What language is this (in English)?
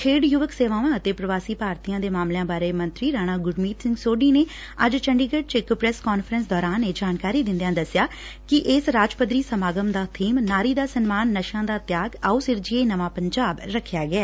Punjabi